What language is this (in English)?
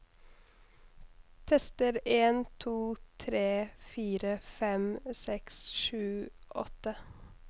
Norwegian